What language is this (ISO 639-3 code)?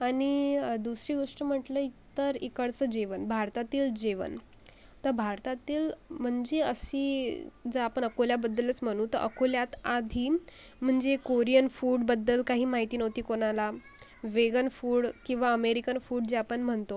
mar